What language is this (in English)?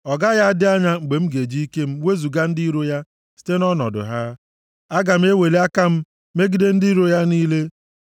Igbo